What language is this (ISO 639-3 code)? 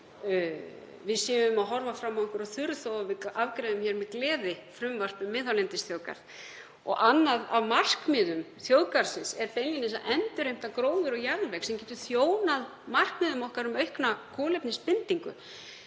isl